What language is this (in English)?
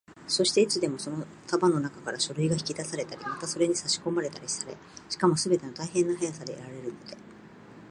Japanese